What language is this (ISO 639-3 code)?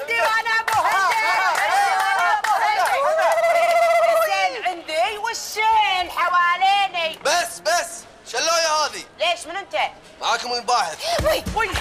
ara